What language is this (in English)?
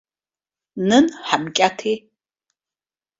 Abkhazian